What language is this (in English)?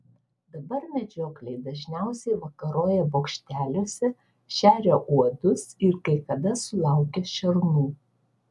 Lithuanian